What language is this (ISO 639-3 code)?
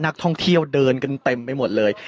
tha